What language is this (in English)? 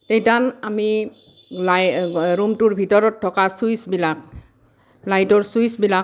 Assamese